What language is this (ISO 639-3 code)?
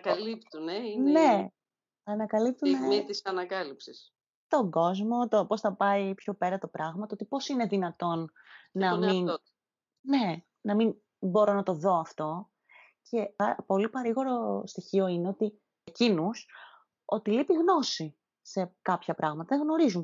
ell